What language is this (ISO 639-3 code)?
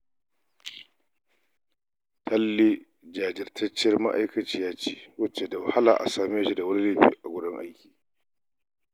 hau